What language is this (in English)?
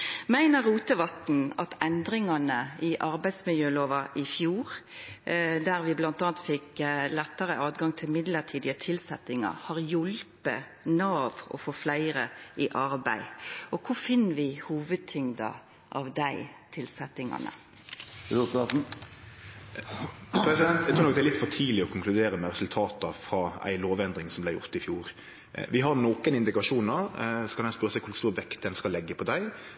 Norwegian Nynorsk